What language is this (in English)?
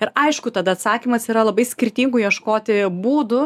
Lithuanian